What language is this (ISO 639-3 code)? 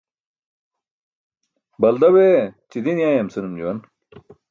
bsk